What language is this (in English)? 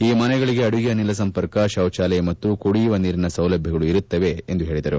Kannada